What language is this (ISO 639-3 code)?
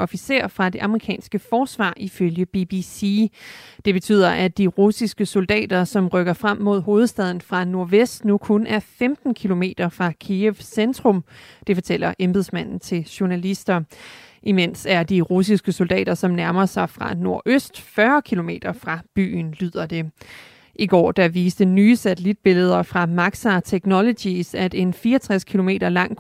dan